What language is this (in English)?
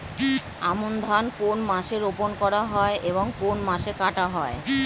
Bangla